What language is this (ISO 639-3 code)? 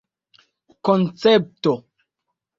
epo